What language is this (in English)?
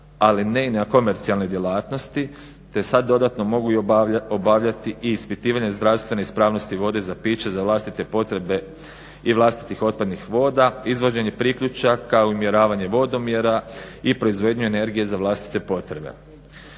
Croatian